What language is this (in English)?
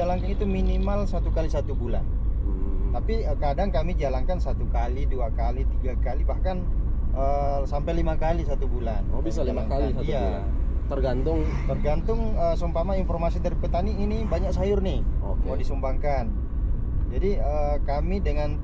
Indonesian